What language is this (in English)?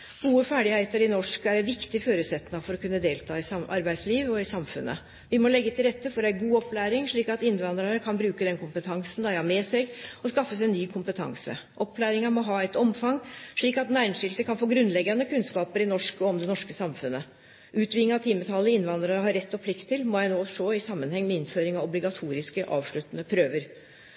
Norwegian Nynorsk